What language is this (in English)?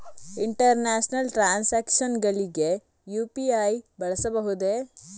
Kannada